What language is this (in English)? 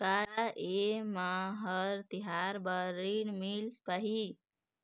Chhattisgarhi